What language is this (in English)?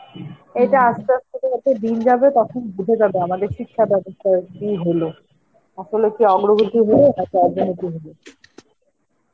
Bangla